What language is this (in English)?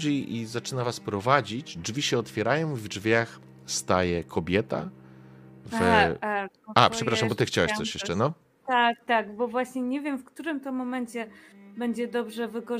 Polish